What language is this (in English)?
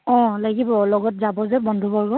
Assamese